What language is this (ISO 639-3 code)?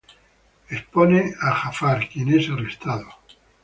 spa